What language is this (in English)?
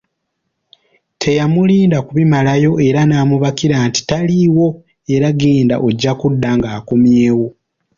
Ganda